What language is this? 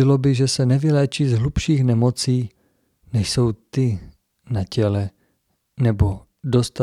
Czech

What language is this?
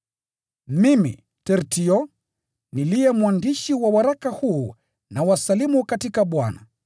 Swahili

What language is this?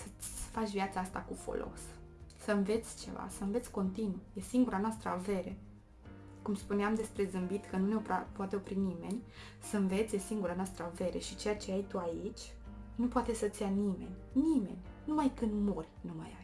Romanian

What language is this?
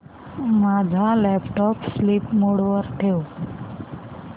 Marathi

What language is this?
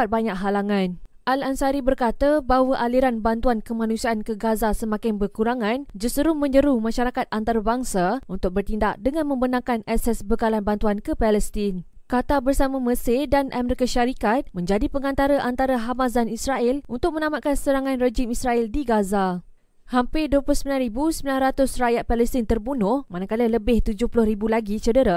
Malay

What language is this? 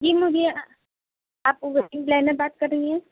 Urdu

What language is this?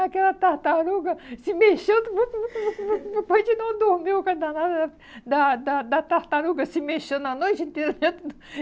Portuguese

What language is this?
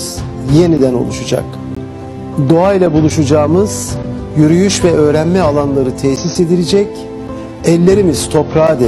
Turkish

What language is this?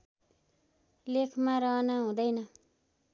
Nepali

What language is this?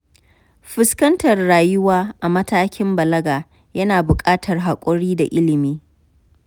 Hausa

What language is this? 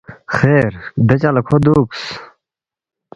Balti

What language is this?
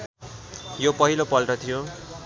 Nepali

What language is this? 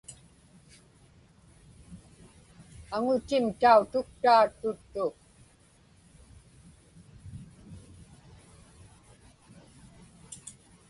Inupiaq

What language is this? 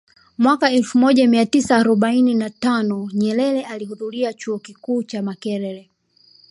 Swahili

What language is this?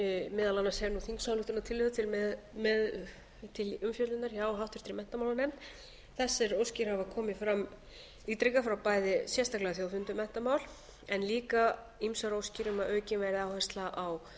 Icelandic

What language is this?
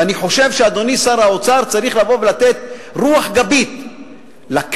Hebrew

